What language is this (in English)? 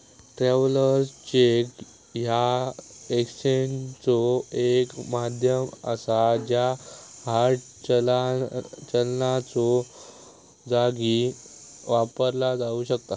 Marathi